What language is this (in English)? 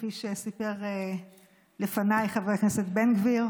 Hebrew